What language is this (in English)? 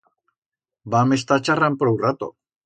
Aragonese